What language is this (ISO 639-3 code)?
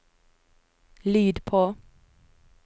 nor